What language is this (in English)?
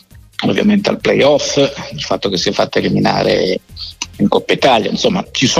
Italian